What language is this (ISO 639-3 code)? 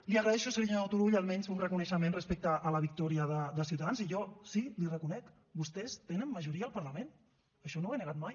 cat